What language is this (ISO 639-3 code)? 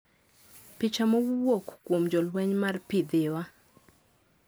luo